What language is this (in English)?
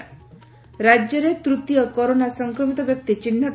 Odia